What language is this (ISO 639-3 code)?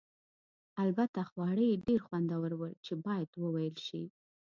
pus